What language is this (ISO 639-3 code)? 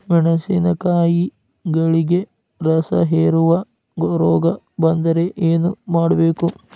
kan